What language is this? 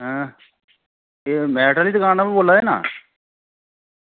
Dogri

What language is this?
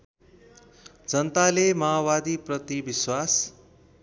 Nepali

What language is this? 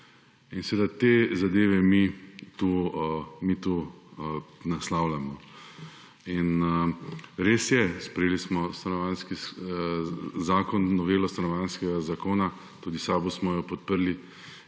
Slovenian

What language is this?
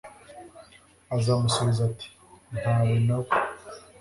Kinyarwanda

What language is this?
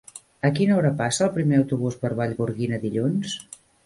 Catalan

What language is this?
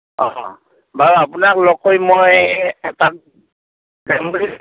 Assamese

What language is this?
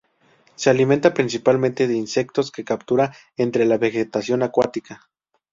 Spanish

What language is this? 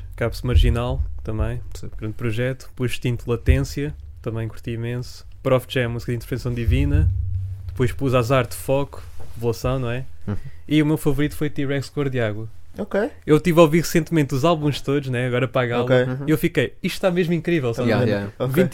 Portuguese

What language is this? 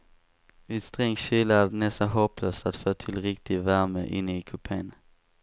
Swedish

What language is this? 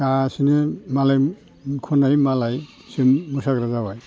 Bodo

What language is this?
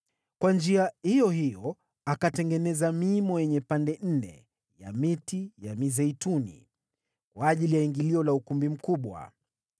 Swahili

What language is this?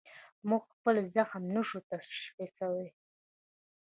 Pashto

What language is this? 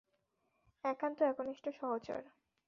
Bangla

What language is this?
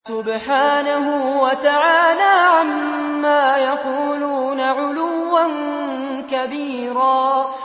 Arabic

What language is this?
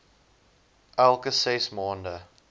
Afrikaans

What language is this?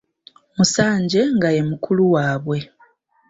Ganda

